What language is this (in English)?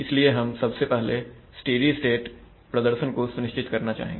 Hindi